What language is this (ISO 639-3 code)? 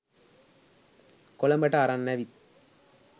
sin